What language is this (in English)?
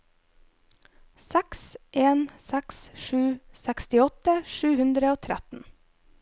Norwegian